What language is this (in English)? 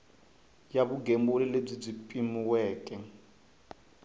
Tsonga